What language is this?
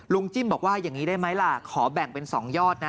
Thai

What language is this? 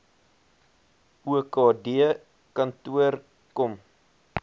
Afrikaans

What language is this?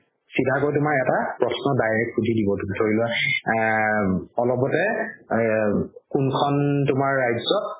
Assamese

